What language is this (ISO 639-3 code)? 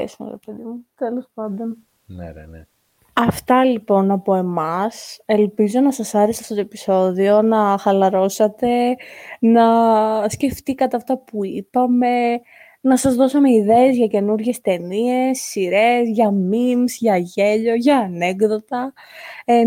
ell